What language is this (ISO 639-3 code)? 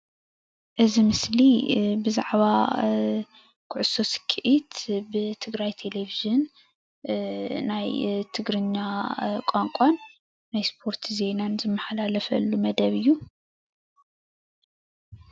tir